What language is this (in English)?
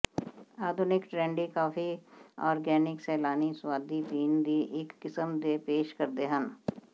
Punjabi